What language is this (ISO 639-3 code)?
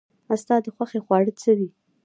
pus